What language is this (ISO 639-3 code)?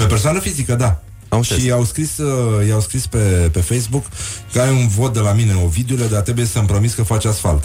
ron